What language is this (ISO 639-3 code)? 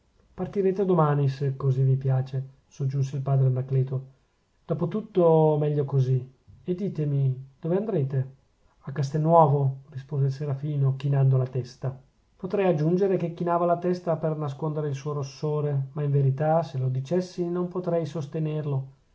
ita